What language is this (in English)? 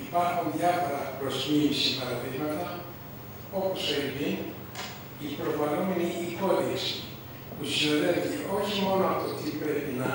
Greek